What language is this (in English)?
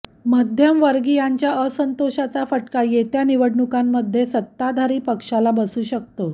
Marathi